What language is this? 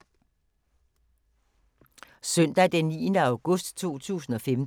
Danish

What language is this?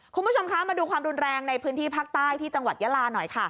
Thai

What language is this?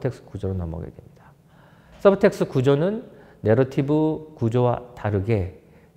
Korean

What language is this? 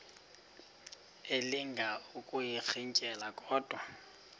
Xhosa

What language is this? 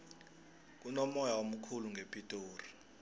South Ndebele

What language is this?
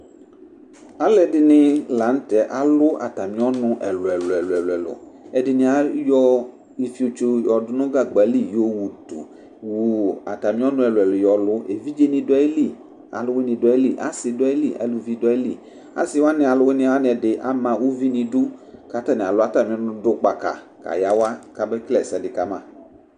Ikposo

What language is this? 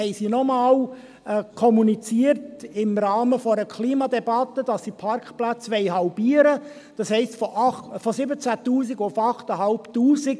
Swiss German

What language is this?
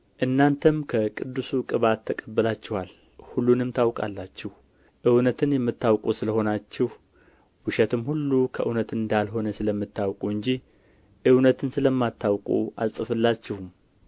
Amharic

